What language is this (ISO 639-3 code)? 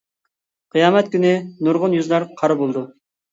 uig